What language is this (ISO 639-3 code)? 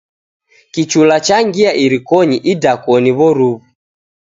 dav